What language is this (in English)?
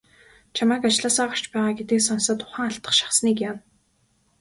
Mongolian